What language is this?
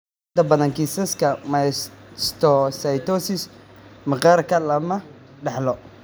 Somali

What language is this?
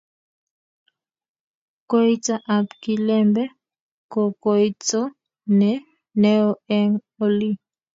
Kalenjin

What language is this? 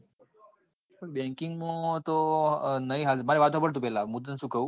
Gujarati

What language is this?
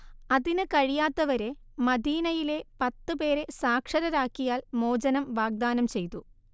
Malayalam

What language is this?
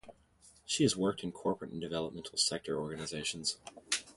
English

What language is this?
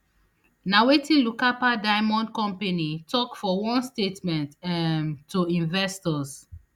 Nigerian Pidgin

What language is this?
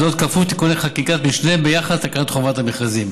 Hebrew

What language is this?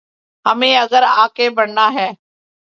Urdu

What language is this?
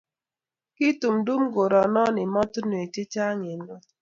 Kalenjin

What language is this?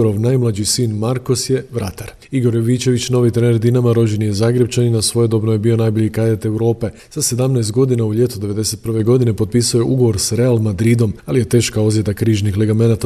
Croatian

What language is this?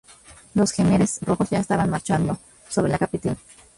Spanish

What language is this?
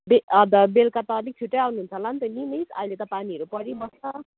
Nepali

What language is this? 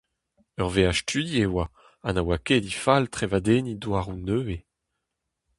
Breton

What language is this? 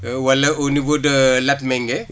Wolof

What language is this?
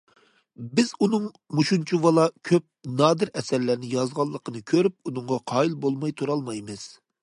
Uyghur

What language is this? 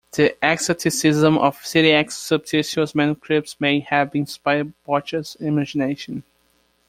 English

